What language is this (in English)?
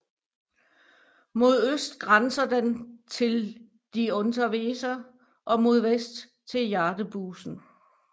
Danish